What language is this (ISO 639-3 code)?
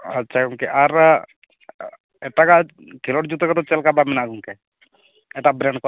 sat